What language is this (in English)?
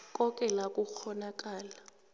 South Ndebele